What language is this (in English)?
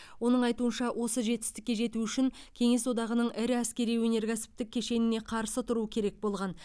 Kazakh